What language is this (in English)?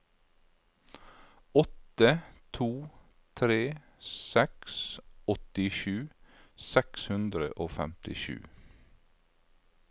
Norwegian